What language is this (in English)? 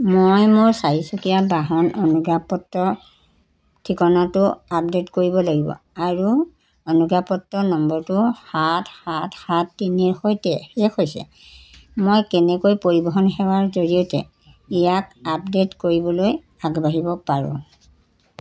Assamese